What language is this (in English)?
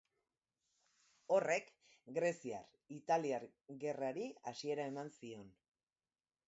Basque